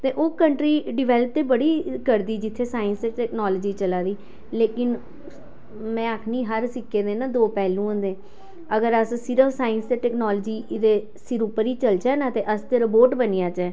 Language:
Dogri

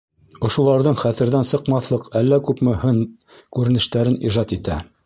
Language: Bashkir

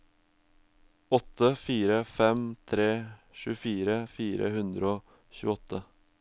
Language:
Norwegian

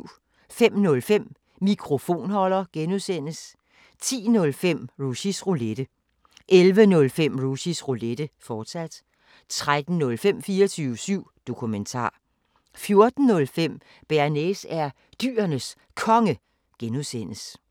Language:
Danish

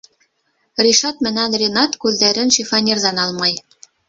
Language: Bashkir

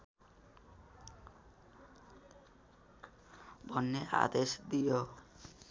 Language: Nepali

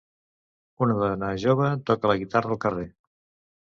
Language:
Catalan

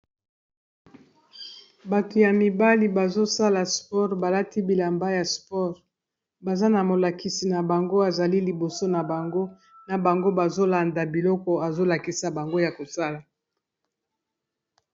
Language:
Lingala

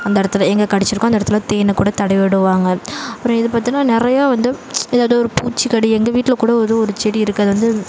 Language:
Tamil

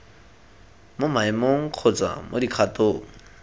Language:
Tswana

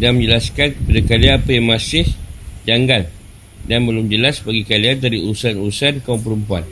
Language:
Malay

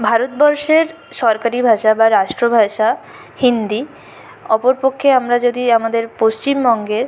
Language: Bangla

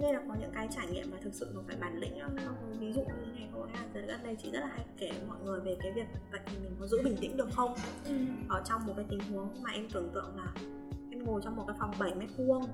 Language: Vietnamese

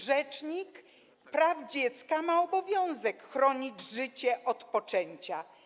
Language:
Polish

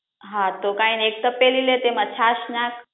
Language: Gujarati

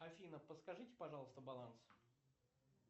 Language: Russian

